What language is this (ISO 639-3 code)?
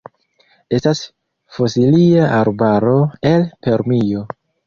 epo